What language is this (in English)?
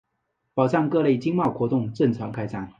Chinese